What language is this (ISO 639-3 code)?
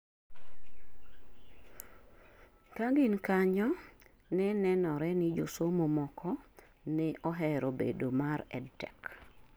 luo